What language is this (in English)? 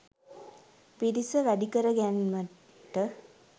Sinhala